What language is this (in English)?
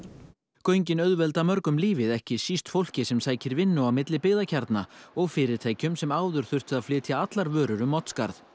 Icelandic